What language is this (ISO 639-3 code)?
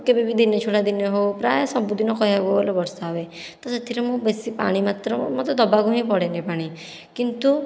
ori